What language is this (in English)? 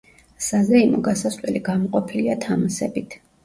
Georgian